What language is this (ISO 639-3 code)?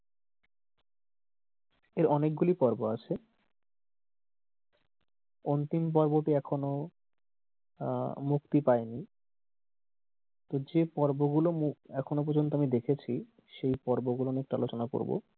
ben